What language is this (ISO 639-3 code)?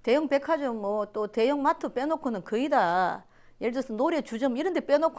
kor